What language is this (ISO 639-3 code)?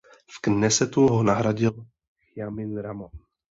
ces